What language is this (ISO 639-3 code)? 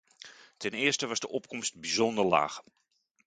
nld